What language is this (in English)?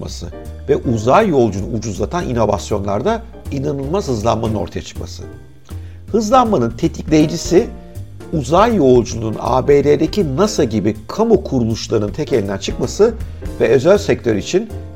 Turkish